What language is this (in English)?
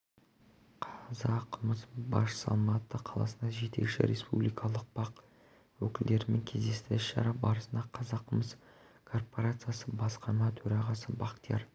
Kazakh